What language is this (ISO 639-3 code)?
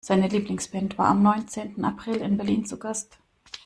deu